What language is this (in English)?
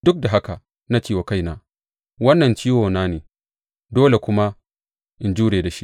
Hausa